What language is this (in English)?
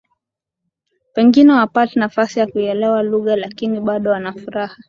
Swahili